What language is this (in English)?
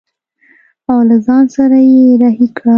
Pashto